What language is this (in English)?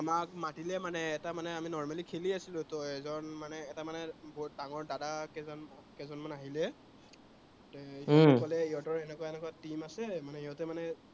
Assamese